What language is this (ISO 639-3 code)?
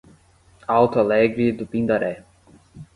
por